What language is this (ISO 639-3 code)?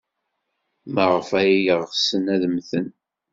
kab